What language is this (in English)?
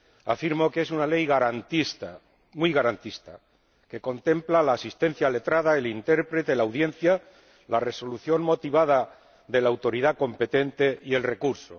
Spanish